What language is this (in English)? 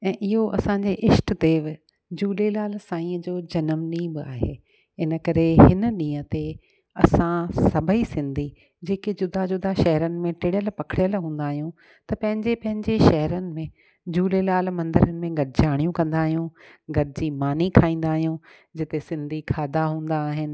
Sindhi